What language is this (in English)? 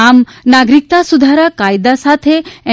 Gujarati